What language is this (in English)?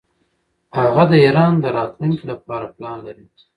Pashto